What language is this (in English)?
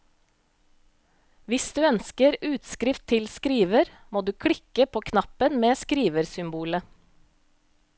Norwegian